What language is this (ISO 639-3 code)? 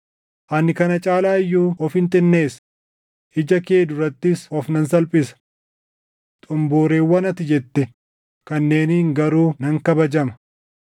orm